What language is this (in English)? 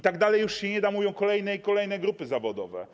Polish